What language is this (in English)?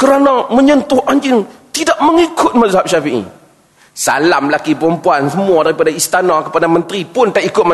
Malay